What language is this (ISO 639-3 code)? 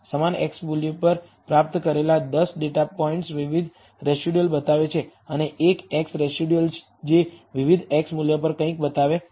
guj